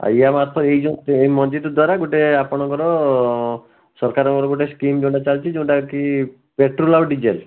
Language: Odia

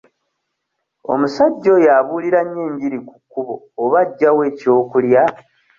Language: Ganda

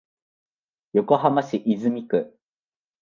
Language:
Japanese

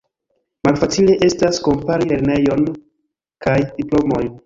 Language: Esperanto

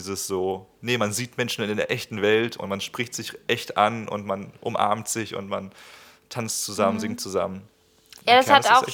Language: German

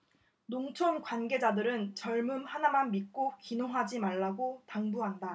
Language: Korean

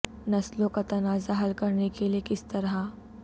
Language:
Urdu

